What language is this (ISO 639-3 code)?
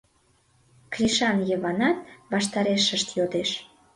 chm